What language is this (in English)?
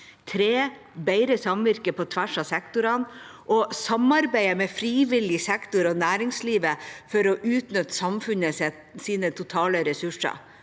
Norwegian